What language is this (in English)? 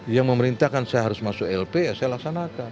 Indonesian